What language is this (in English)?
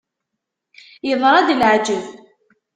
Kabyle